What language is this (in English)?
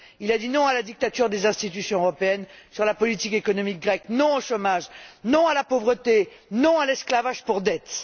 French